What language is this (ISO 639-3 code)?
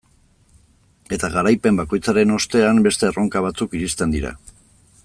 eus